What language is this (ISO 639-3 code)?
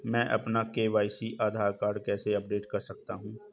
hin